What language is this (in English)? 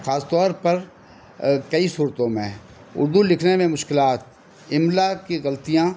Urdu